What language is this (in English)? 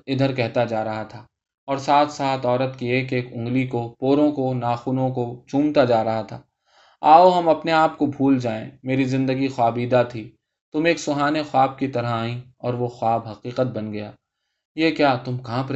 Urdu